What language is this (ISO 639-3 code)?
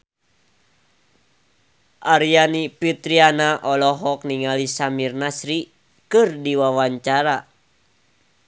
sun